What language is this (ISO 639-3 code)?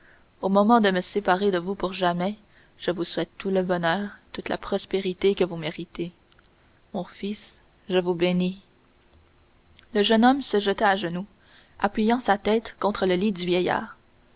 fra